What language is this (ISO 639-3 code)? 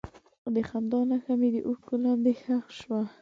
pus